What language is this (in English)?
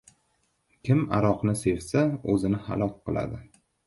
Uzbek